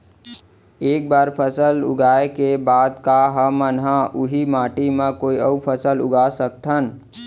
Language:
Chhattisgarhi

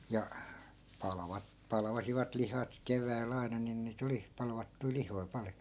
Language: Finnish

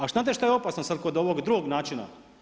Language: Croatian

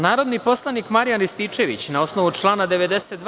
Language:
Serbian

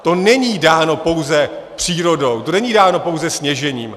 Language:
Czech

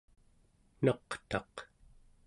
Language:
Central Yupik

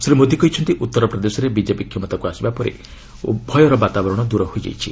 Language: Odia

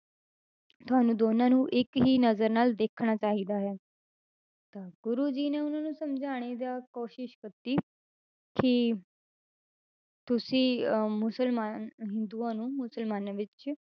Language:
Punjabi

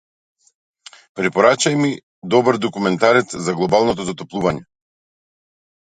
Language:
Macedonian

